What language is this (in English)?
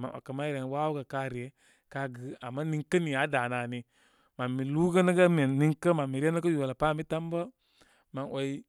Koma